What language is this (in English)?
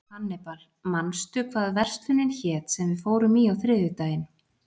Icelandic